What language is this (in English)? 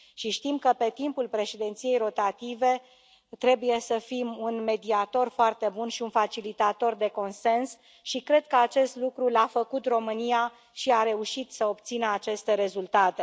Romanian